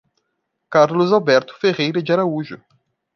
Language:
Portuguese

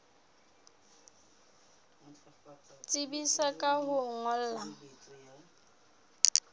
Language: Southern Sotho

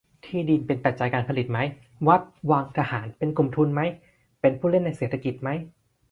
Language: Thai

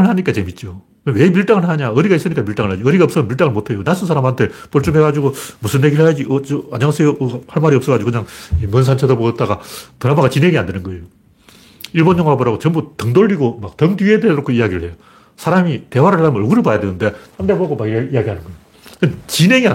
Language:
Korean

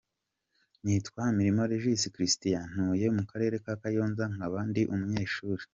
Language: Kinyarwanda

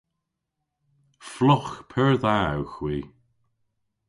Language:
Cornish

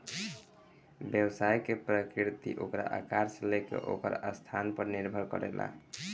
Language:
Bhojpuri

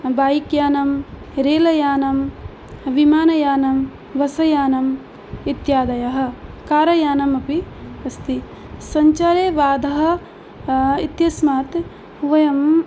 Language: Sanskrit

